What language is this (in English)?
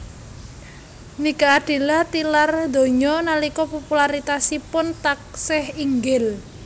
Javanese